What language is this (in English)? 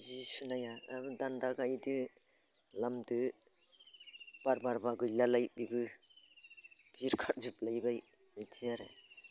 Bodo